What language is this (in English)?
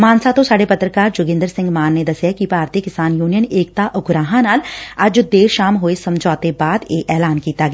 Punjabi